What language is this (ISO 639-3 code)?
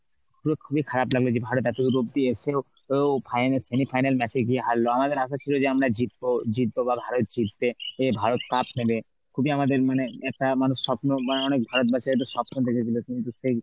ben